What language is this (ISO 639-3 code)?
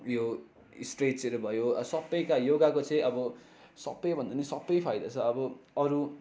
nep